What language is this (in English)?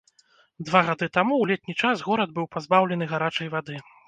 Belarusian